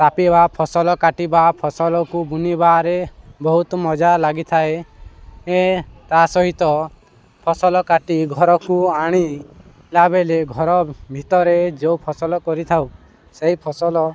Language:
Odia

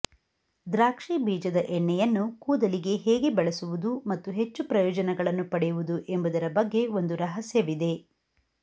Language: Kannada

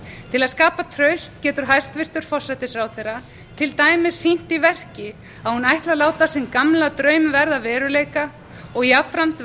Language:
Icelandic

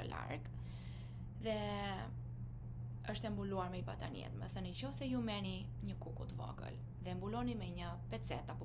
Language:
Romanian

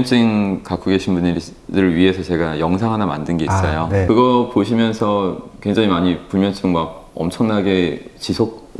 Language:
Korean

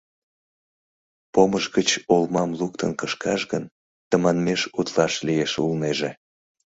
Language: Mari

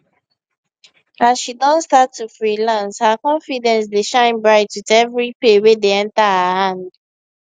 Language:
Nigerian Pidgin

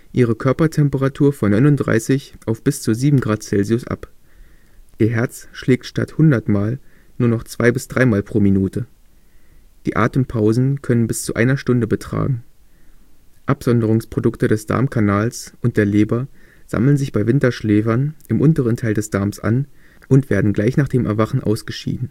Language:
German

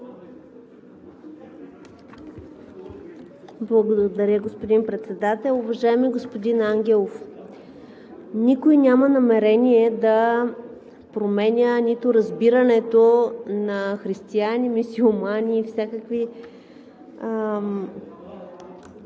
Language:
Bulgarian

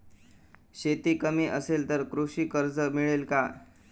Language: Marathi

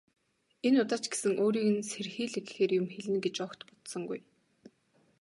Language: Mongolian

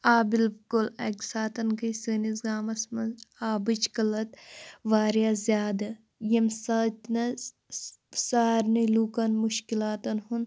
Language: Kashmiri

